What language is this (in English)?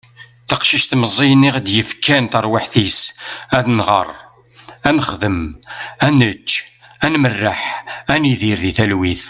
Kabyle